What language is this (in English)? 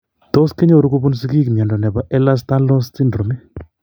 Kalenjin